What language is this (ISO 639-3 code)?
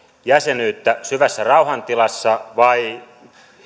fin